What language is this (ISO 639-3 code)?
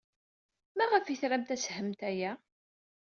kab